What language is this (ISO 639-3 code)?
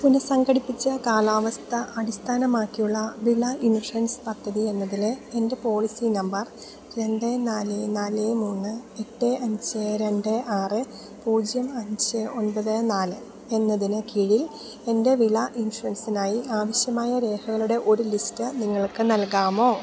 mal